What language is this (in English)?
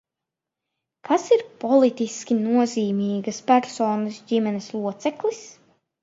Latvian